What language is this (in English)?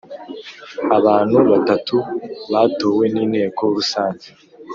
Kinyarwanda